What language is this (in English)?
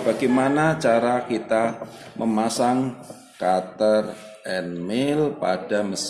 Indonesian